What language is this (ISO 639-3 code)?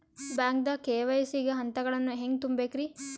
kan